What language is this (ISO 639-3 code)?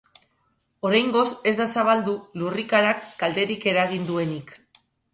eus